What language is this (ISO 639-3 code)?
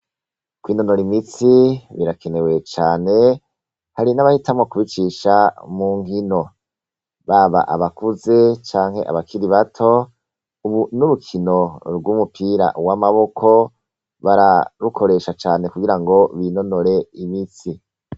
run